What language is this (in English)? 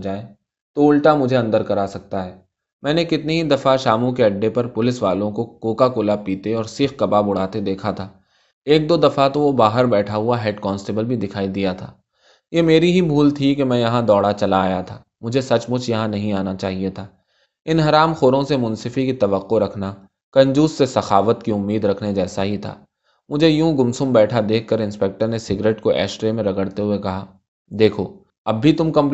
Urdu